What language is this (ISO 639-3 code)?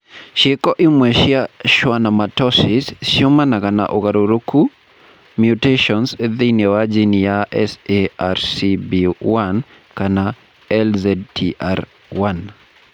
kik